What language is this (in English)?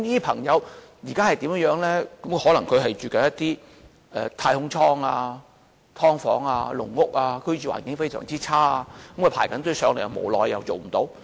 Cantonese